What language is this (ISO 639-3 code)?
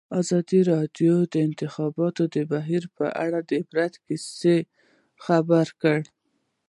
pus